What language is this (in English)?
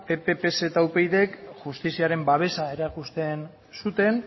Basque